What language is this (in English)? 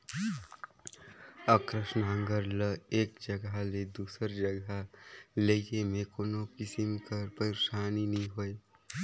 Chhattisgarhi